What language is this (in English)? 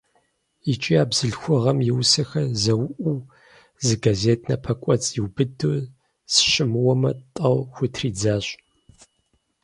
Kabardian